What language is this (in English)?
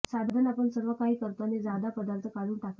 Marathi